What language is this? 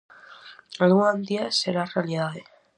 Galician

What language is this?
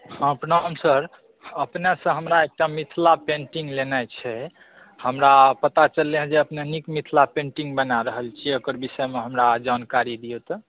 Maithili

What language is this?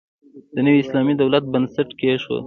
Pashto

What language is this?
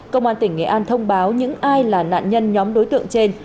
Vietnamese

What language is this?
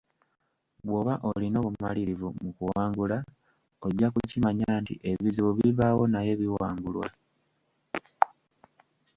Ganda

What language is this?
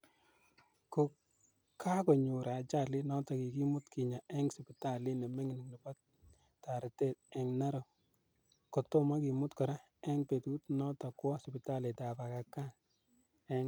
Kalenjin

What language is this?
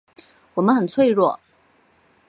Chinese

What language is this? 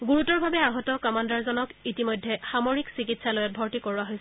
Assamese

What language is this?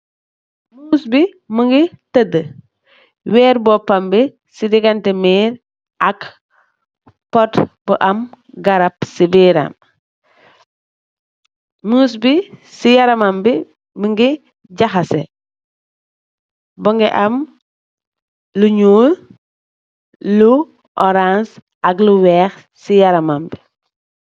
Wolof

